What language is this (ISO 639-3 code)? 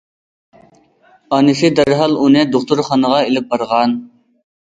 uig